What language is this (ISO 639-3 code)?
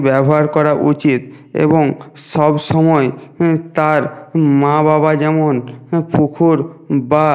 ben